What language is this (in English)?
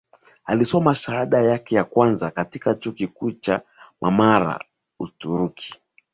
Swahili